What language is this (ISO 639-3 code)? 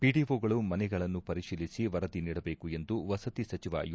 kan